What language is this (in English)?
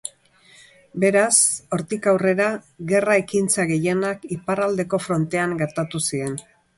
Basque